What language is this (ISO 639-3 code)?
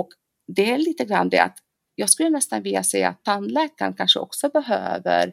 swe